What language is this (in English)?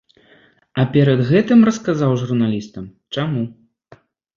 Belarusian